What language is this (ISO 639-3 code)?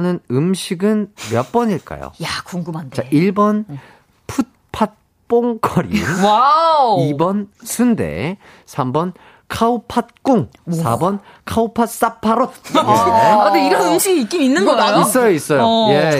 kor